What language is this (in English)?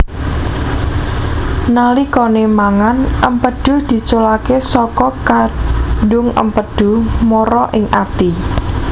Javanese